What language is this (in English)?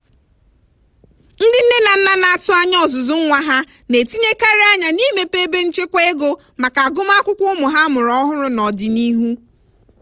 Igbo